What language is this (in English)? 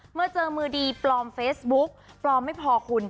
Thai